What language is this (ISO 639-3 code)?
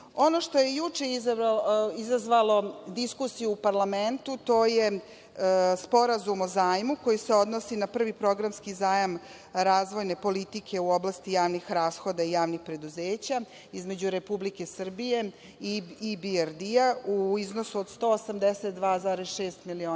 srp